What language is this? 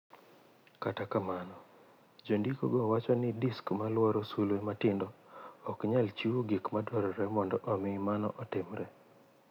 Luo (Kenya and Tanzania)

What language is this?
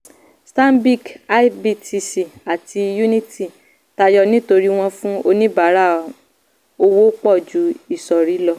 Yoruba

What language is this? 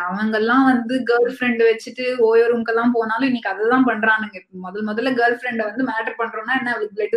Tamil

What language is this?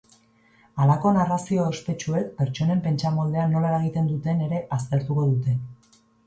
Basque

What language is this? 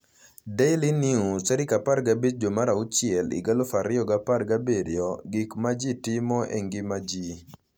Luo (Kenya and Tanzania)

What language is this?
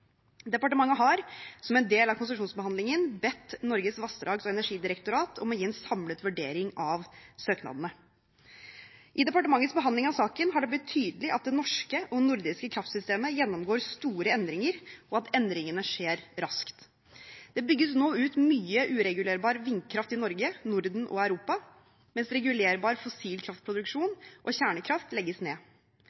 Norwegian Bokmål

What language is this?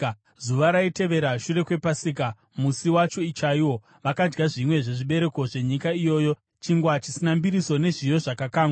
Shona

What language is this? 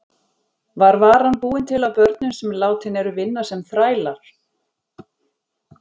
Icelandic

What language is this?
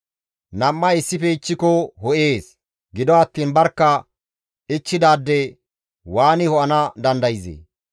Gamo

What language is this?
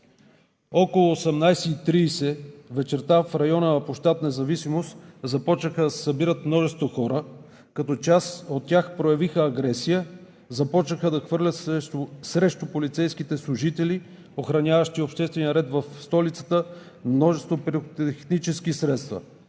Bulgarian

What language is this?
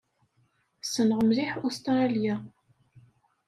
Kabyle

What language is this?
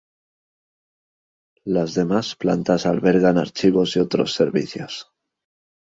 Spanish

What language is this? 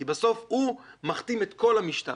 Hebrew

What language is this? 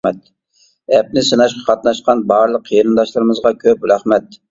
Uyghur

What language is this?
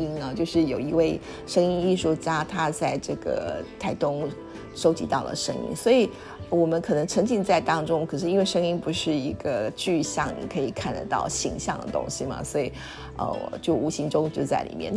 Chinese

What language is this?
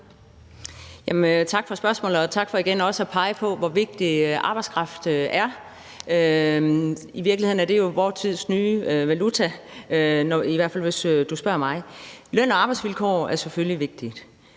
Danish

